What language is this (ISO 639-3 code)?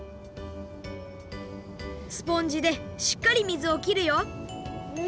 jpn